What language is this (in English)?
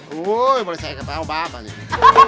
Thai